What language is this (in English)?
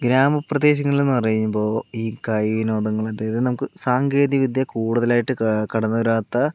Malayalam